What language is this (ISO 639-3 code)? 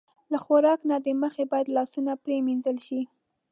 pus